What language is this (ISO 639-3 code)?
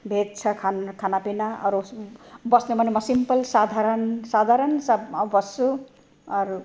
nep